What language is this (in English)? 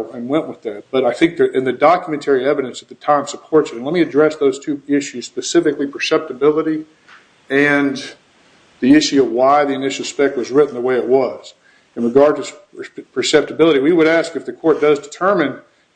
English